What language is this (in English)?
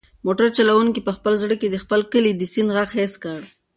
Pashto